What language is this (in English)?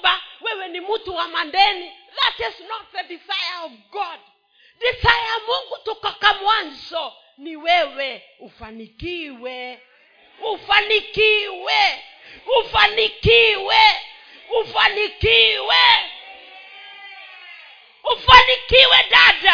Swahili